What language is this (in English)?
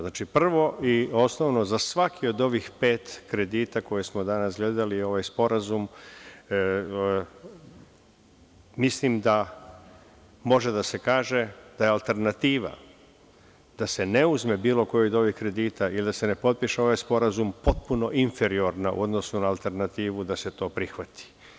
Serbian